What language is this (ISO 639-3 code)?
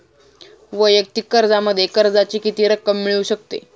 mar